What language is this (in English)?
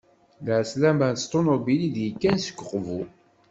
Kabyle